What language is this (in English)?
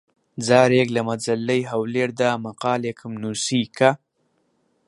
Central Kurdish